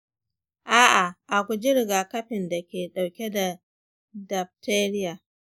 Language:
Hausa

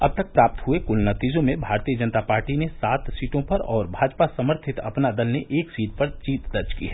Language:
Hindi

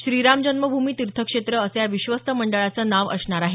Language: Marathi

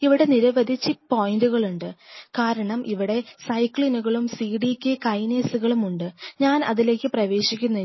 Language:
Malayalam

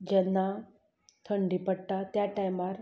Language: Konkani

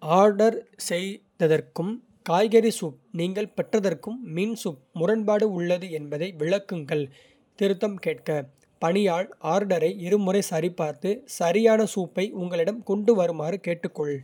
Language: Kota (India)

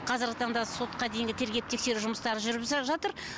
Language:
Kazakh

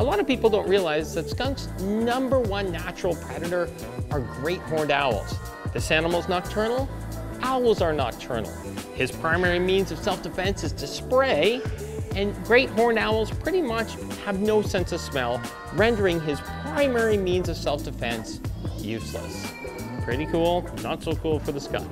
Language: English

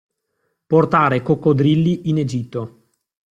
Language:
Italian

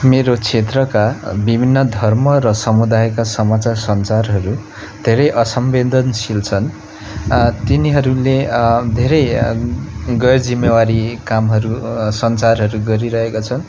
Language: Nepali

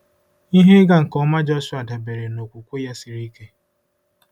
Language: Igbo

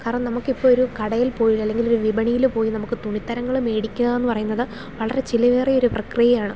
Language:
Malayalam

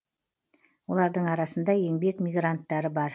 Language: Kazakh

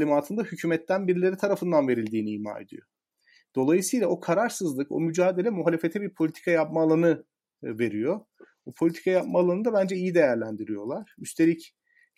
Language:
Turkish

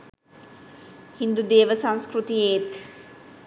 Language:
Sinhala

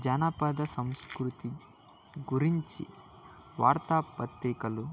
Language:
Telugu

